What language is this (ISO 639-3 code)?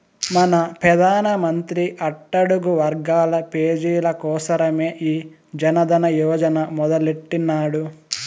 tel